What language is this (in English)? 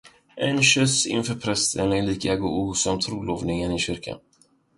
Swedish